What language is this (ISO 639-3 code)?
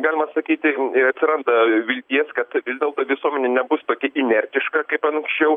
lit